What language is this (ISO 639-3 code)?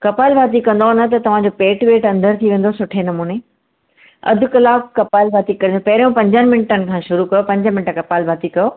snd